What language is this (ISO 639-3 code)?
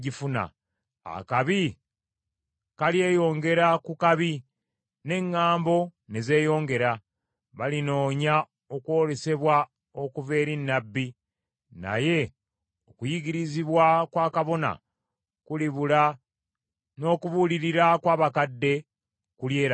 lug